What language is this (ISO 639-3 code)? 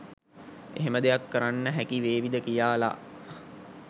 sin